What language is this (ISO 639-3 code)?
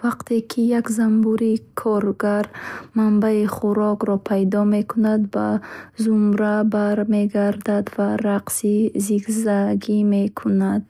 bhh